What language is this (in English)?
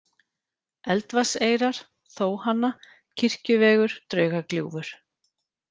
Icelandic